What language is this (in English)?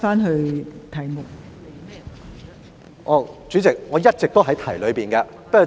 Cantonese